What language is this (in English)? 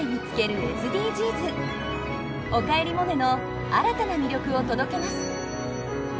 Japanese